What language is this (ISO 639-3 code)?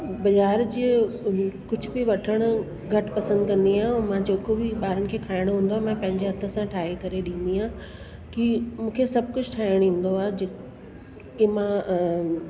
snd